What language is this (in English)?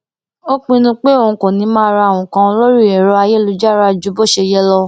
Yoruba